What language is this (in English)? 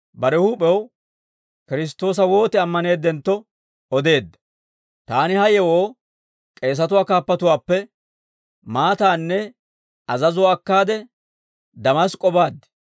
Dawro